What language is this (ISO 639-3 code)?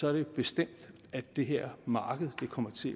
dan